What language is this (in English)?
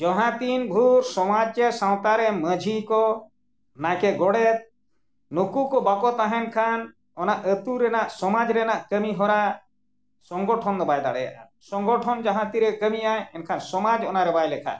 Santali